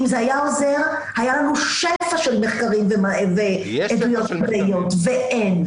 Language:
Hebrew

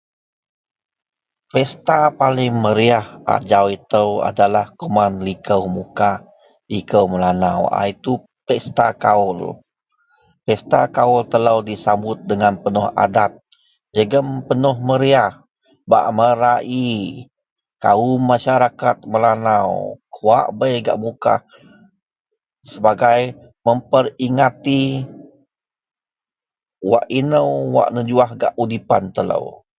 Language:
Central Melanau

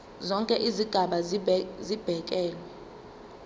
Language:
Zulu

